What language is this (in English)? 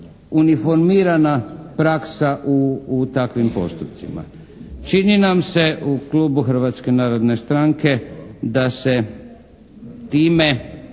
Croatian